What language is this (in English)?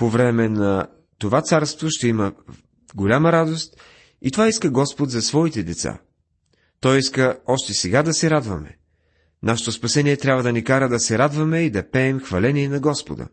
Bulgarian